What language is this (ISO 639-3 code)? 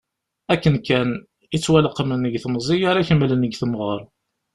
kab